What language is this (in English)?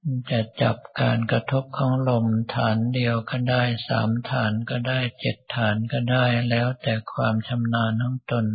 Thai